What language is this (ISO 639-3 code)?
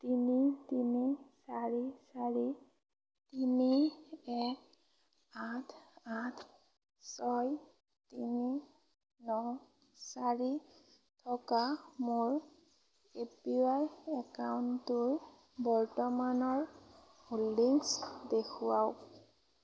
asm